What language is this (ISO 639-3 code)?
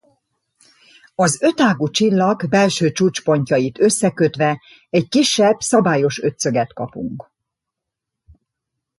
hun